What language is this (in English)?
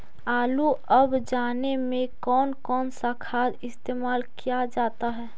Magahi